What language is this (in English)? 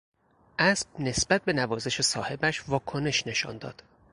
Persian